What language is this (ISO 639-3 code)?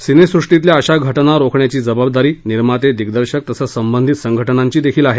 mar